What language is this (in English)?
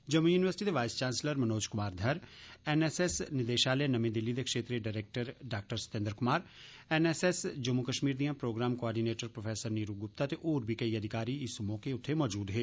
Dogri